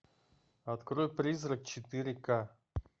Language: Russian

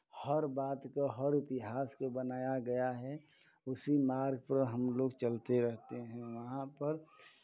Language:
Hindi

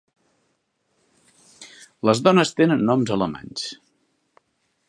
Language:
Catalan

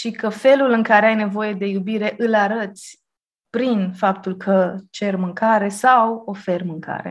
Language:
Romanian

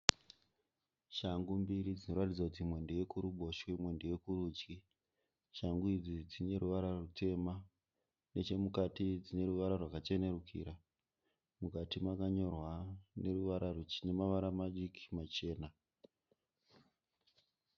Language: Shona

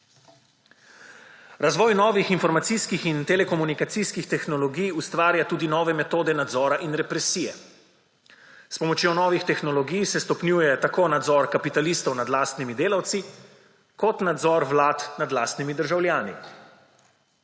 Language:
Slovenian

